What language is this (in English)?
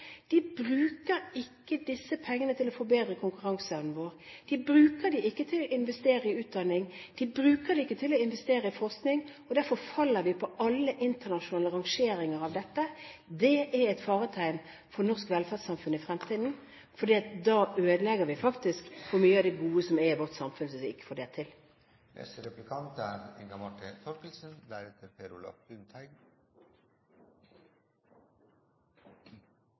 Norwegian Bokmål